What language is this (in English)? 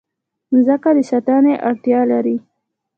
Pashto